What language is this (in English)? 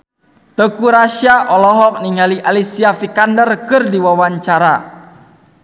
Sundanese